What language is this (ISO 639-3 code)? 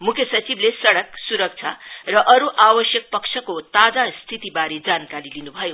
nep